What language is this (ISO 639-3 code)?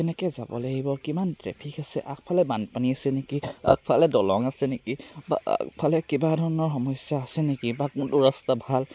asm